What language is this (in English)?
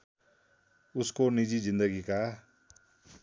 Nepali